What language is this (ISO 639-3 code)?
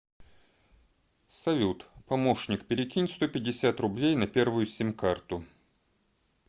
rus